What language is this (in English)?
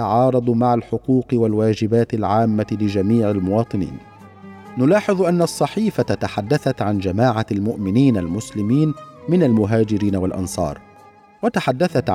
Arabic